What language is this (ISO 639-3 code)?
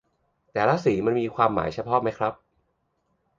tha